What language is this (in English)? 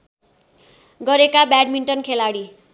Nepali